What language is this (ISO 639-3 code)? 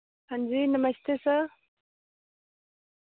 doi